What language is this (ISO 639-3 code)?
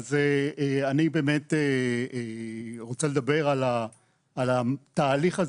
heb